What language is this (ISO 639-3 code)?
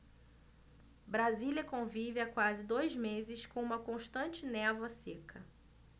por